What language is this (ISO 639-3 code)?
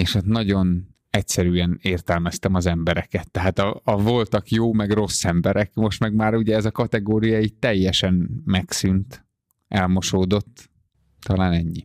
hun